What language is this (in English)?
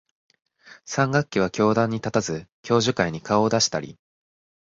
Japanese